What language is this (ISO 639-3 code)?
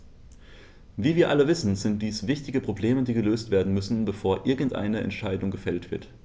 deu